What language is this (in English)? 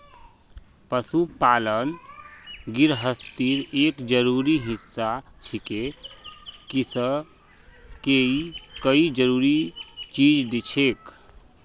Magahi